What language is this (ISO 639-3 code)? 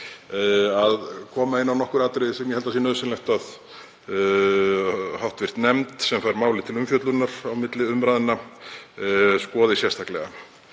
isl